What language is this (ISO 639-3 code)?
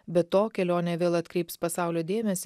lit